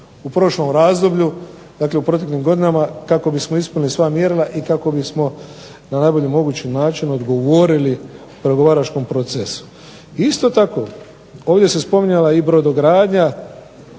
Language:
Croatian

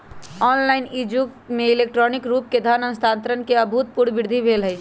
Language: Magahi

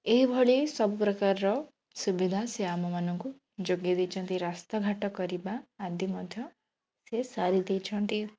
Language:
Odia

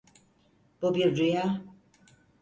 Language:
Turkish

